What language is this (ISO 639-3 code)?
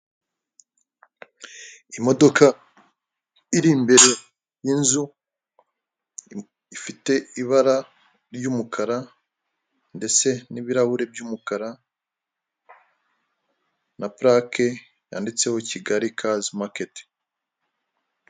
kin